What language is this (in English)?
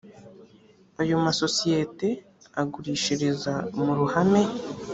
Kinyarwanda